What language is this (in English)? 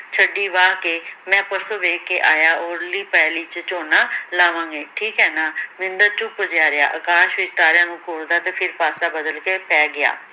Punjabi